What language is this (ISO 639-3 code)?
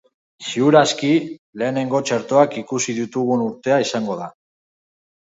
eus